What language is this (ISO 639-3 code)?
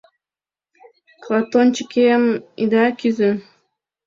chm